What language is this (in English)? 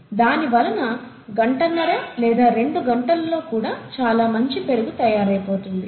Telugu